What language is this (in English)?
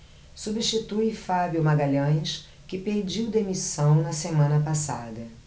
Portuguese